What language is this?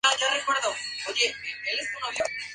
Spanish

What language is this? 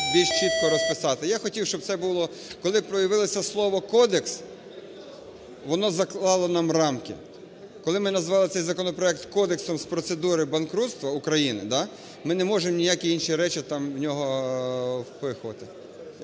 Ukrainian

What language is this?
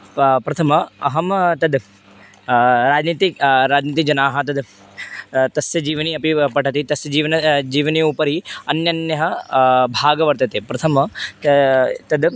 Sanskrit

